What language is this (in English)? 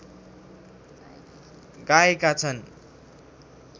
Nepali